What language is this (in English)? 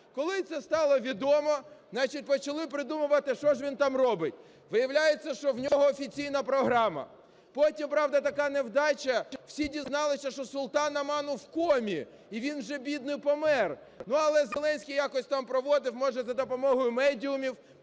Ukrainian